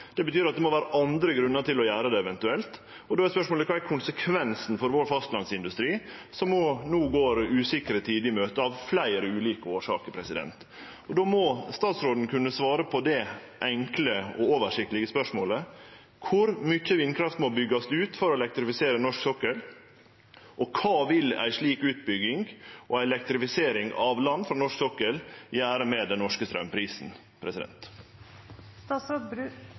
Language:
Norwegian Nynorsk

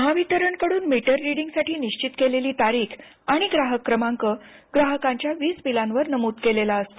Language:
Marathi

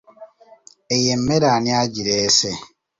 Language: Ganda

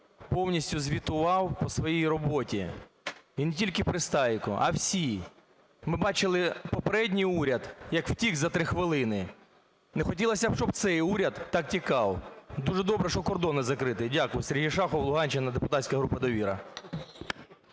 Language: Ukrainian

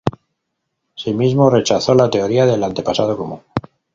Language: Spanish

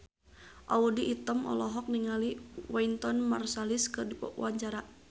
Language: Sundanese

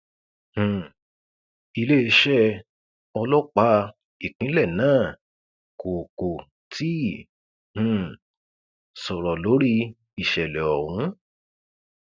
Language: Yoruba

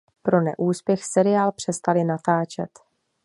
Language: Czech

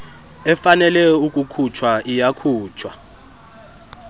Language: Xhosa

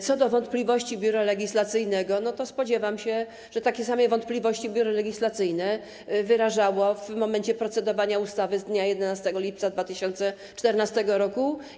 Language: Polish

